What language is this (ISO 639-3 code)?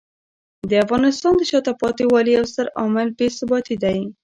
pus